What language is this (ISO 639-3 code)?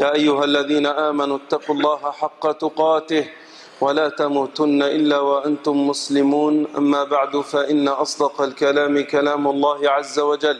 ara